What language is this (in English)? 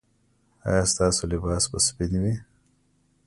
Pashto